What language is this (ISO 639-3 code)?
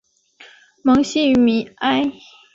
zho